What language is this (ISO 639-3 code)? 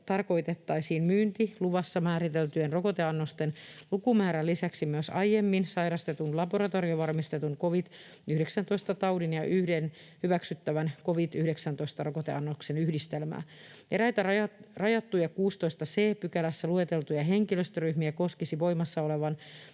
fin